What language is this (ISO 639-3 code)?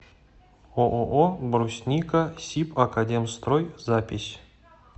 rus